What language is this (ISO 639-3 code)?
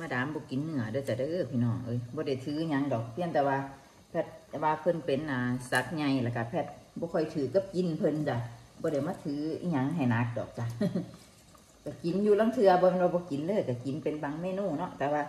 tha